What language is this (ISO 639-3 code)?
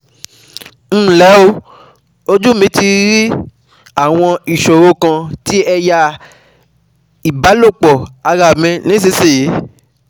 yor